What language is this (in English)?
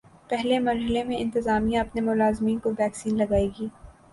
Urdu